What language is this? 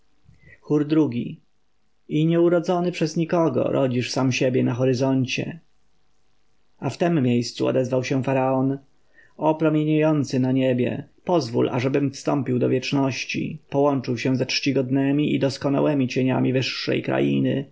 Polish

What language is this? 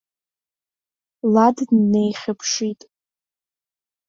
Abkhazian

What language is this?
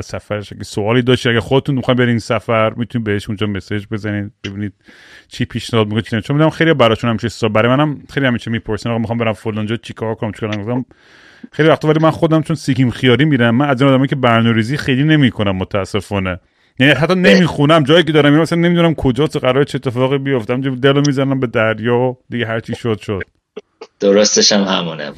Persian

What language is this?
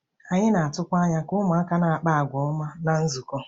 Igbo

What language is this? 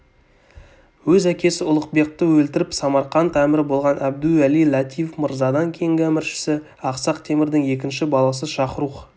Kazakh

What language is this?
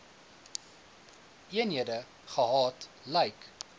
Afrikaans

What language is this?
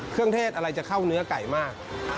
Thai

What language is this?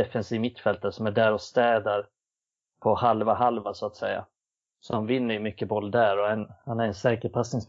Swedish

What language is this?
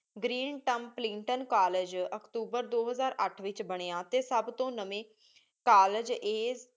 Punjabi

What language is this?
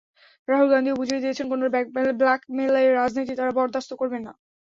Bangla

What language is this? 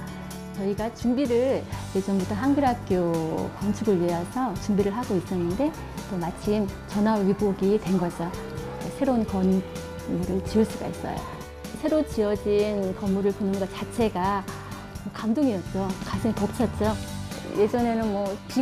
Korean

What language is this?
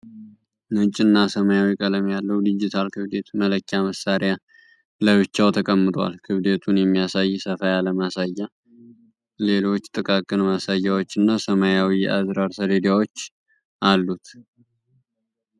Amharic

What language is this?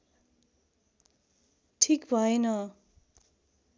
Nepali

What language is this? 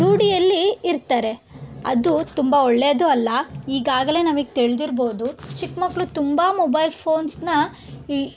Kannada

